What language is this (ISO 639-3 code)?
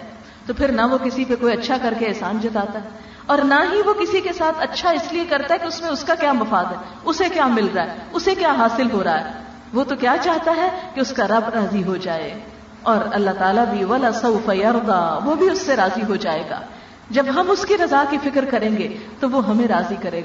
urd